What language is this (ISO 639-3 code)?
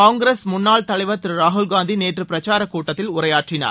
tam